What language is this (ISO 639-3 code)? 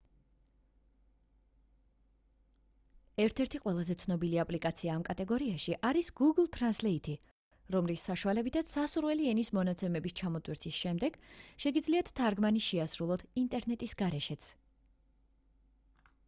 kat